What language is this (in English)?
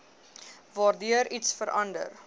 Afrikaans